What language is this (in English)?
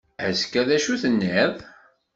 Kabyle